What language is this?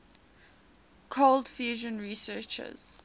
English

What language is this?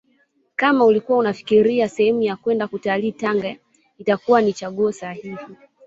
Swahili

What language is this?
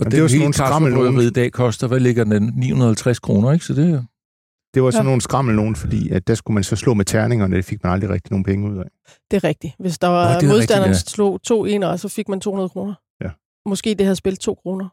Danish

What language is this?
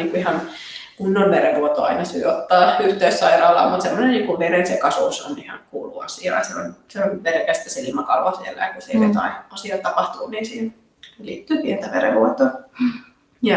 Finnish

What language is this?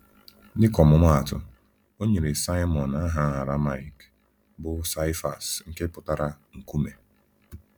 Igbo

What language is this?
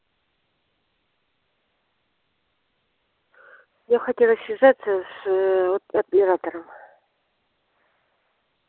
Russian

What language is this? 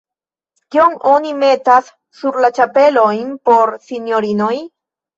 Esperanto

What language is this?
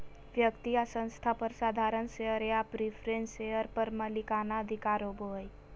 Magahi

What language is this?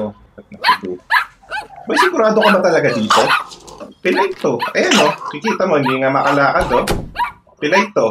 Filipino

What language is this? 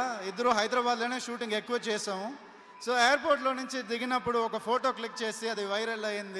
Telugu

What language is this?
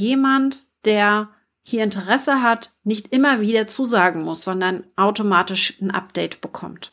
German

